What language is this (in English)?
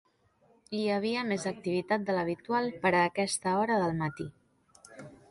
Catalan